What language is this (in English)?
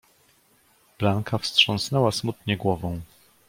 Polish